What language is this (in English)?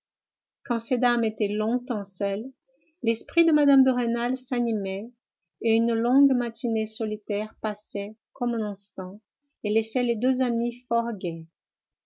French